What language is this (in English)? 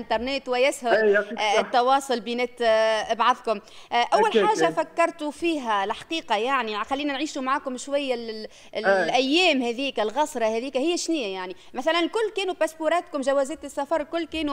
Arabic